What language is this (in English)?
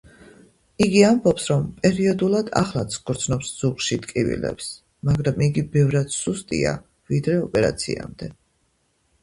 Georgian